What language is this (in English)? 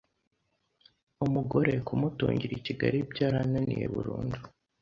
Kinyarwanda